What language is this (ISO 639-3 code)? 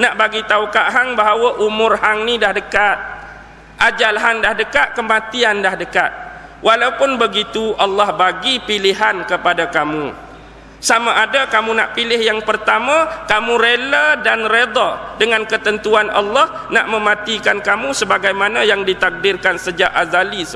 msa